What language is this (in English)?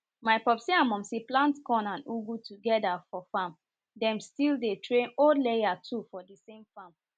Nigerian Pidgin